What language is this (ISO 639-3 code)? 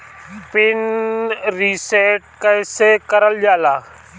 bho